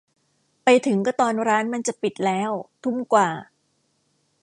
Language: Thai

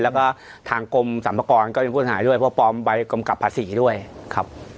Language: Thai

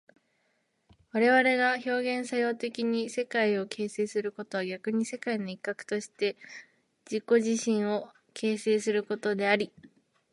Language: Japanese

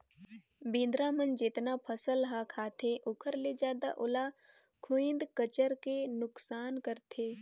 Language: Chhattisgarhi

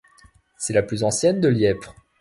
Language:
French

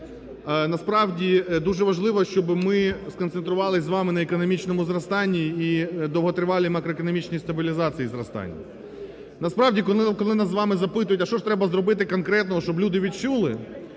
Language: Ukrainian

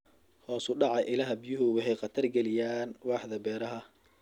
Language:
Somali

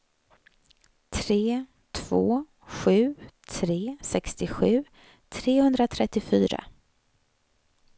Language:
Swedish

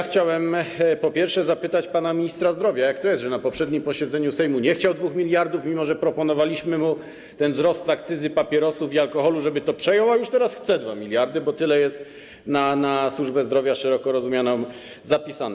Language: Polish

